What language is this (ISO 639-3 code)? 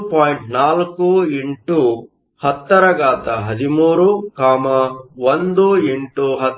kan